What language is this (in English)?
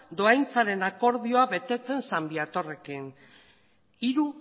Basque